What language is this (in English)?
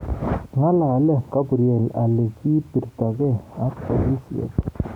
Kalenjin